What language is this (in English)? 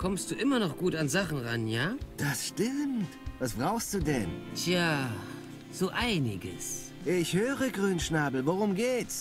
German